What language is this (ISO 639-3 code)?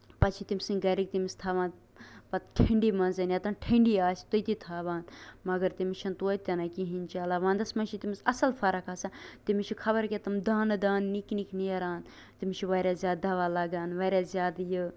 kas